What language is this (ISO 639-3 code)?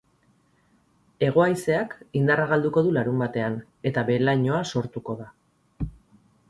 eus